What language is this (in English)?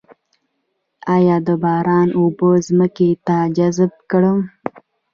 Pashto